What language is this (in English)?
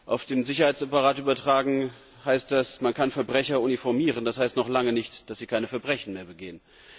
German